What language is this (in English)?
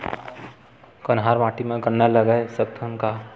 Chhattisgarhi